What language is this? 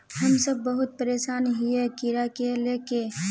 Magahi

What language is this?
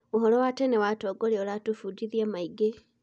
Kikuyu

